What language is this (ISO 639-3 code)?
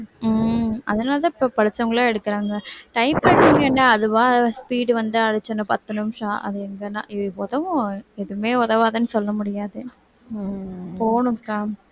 tam